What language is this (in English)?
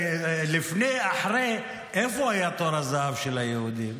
Hebrew